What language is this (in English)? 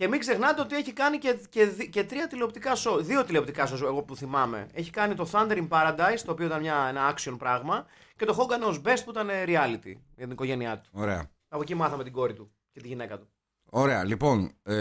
Greek